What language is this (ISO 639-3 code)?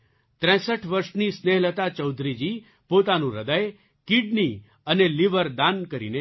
guj